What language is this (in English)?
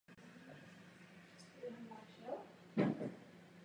Czech